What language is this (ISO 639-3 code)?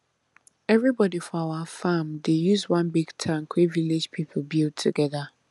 pcm